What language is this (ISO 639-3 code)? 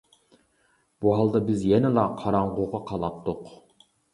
uig